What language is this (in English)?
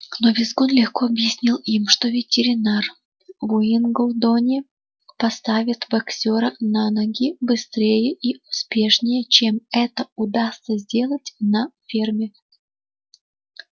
Russian